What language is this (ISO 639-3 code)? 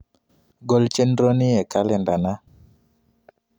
luo